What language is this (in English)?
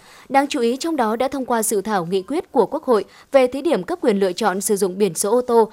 Vietnamese